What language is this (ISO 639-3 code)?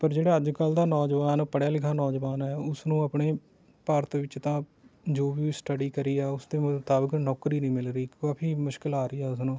pan